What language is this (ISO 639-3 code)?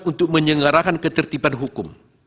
ind